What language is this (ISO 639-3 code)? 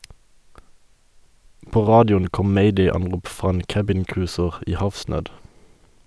nor